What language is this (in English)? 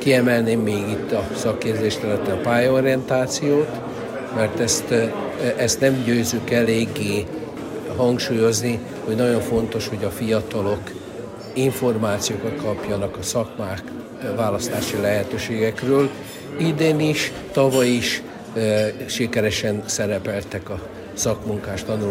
Hungarian